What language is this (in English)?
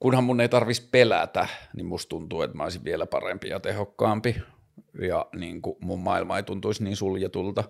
Finnish